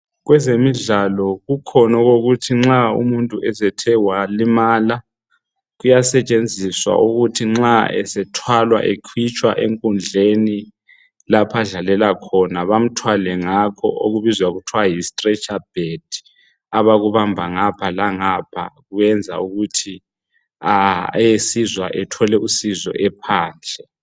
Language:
North Ndebele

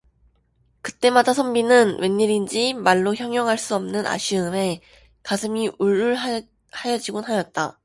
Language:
Korean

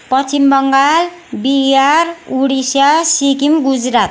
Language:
Nepali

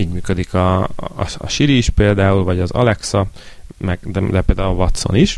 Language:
Hungarian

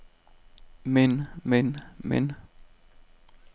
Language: Danish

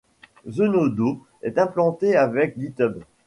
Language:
French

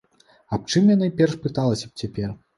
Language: Belarusian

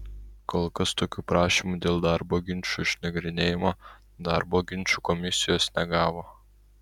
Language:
Lithuanian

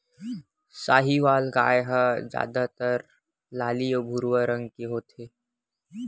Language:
Chhattisgarhi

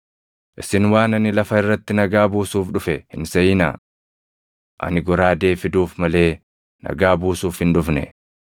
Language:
Oromo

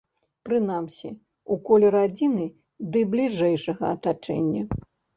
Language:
Belarusian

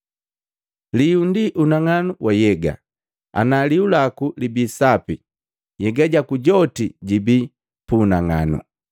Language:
Matengo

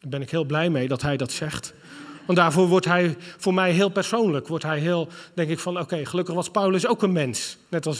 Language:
Dutch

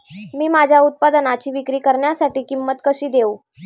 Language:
Marathi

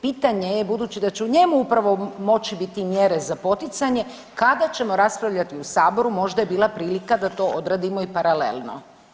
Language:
Croatian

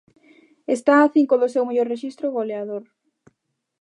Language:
Galician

